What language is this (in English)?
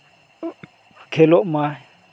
Santali